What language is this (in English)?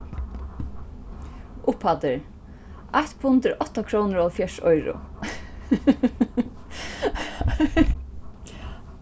Faroese